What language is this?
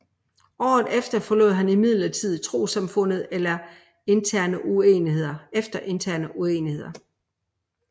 Danish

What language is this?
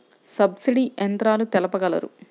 Telugu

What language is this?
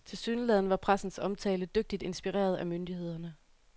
Danish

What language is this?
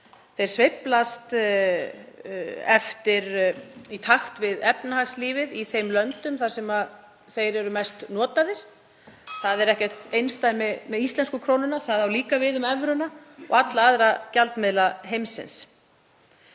Icelandic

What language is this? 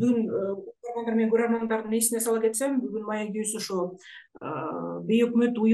Turkish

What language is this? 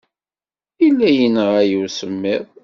Kabyle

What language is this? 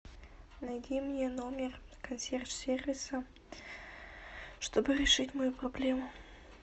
Russian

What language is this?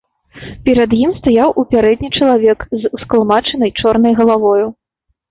Belarusian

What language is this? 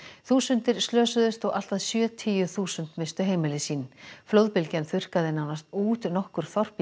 Icelandic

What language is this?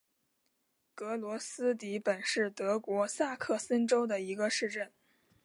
Chinese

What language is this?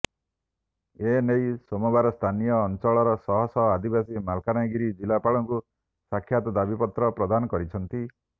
Odia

